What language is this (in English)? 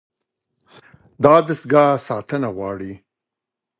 Pashto